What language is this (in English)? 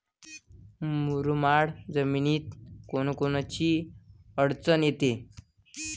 Marathi